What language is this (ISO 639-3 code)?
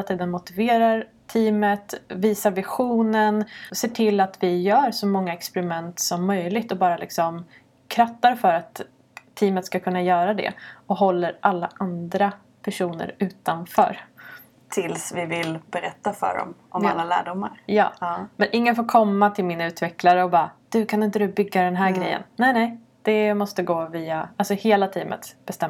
swe